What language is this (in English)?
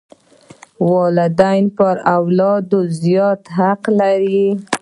Pashto